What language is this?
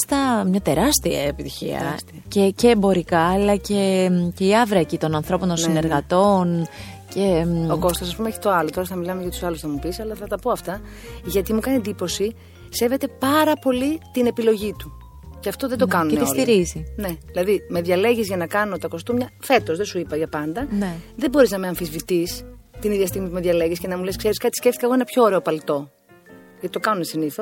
Greek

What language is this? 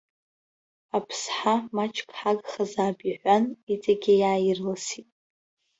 Abkhazian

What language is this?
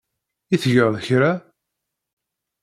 Kabyle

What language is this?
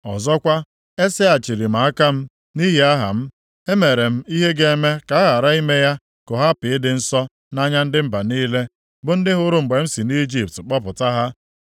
Igbo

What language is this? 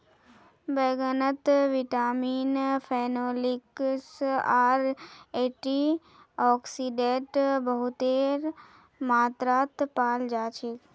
Magahi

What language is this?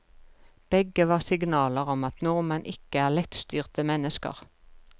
Norwegian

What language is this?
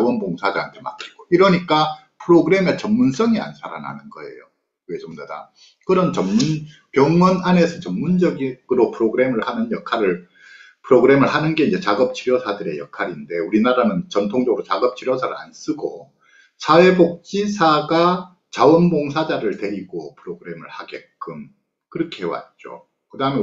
Korean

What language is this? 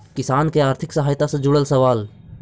Magahi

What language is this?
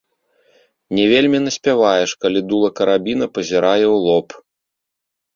Belarusian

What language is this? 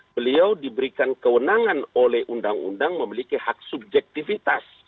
Indonesian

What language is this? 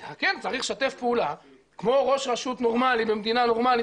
Hebrew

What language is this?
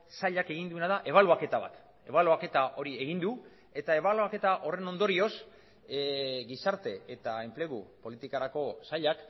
Basque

